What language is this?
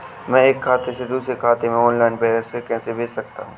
Hindi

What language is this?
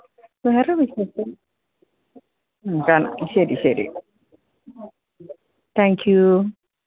Malayalam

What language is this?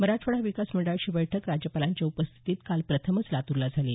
Marathi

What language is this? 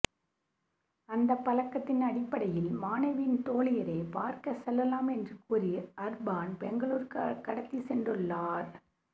Tamil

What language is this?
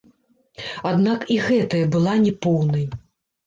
Belarusian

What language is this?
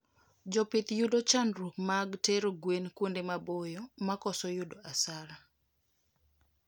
Luo (Kenya and Tanzania)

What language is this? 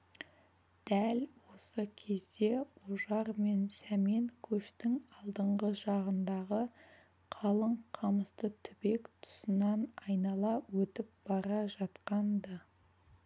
Kazakh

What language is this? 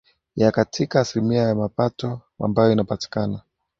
Swahili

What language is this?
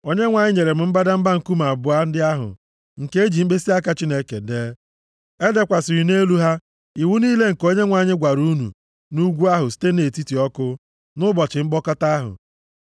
Igbo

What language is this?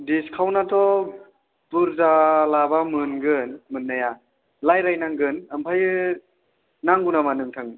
Bodo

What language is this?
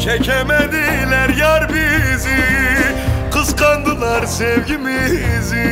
Turkish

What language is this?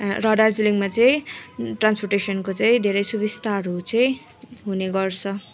Nepali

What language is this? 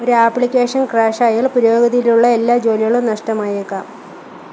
Malayalam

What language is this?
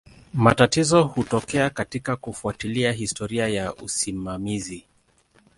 Swahili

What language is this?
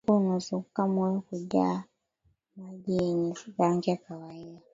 Swahili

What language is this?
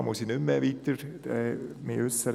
Swiss German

